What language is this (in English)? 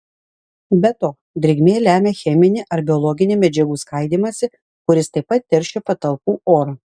Lithuanian